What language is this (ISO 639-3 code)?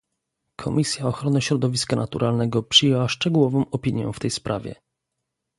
pol